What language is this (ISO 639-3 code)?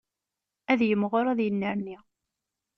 kab